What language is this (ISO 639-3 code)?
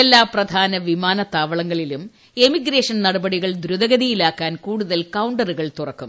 mal